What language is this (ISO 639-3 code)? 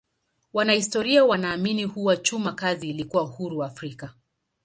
swa